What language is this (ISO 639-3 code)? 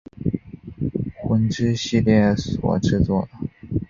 zho